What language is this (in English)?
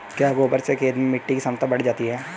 Hindi